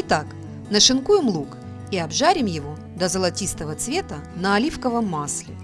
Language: Russian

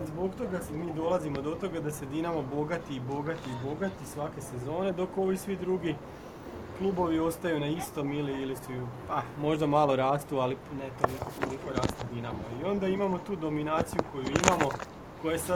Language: Croatian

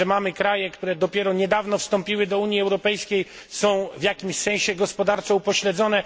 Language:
Polish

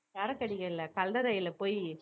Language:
Tamil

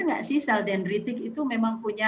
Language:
Indonesian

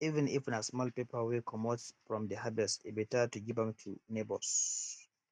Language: Nigerian Pidgin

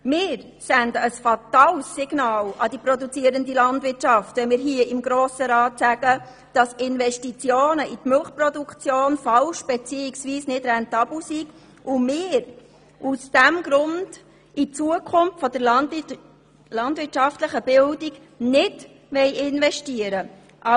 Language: Swiss German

